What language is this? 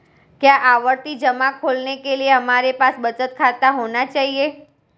Hindi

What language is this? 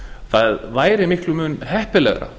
Icelandic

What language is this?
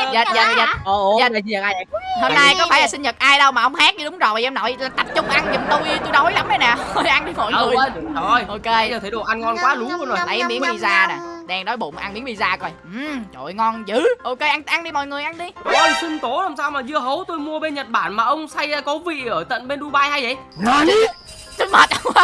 Vietnamese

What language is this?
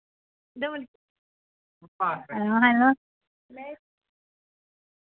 Dogri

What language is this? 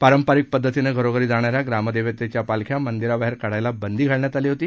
Marathi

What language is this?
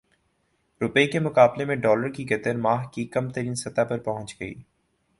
Urdu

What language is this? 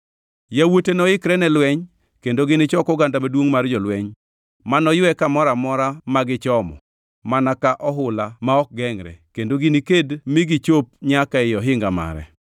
Luo (Kenya and Tanzania)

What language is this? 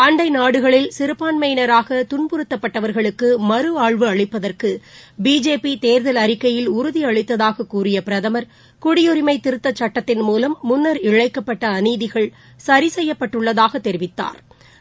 Tamil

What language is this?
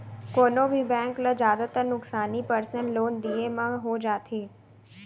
Chhattisgarhi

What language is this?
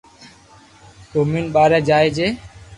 Loarki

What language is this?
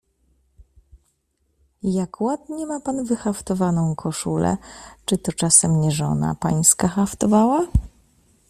Polish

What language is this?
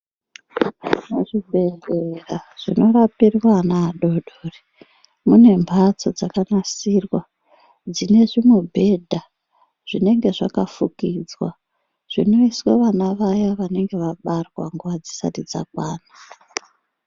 Ndau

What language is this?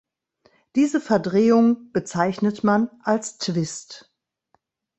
German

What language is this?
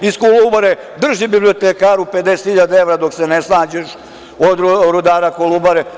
Serbian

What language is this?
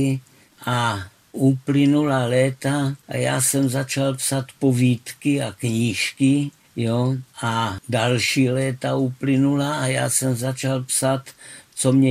Czech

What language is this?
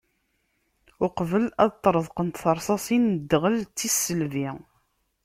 Kabyle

